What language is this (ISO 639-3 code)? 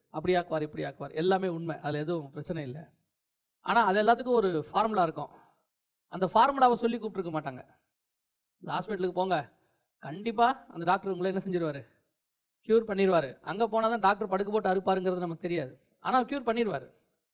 tam